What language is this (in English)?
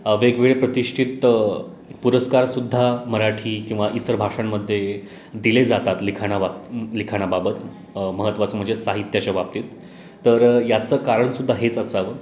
Marathi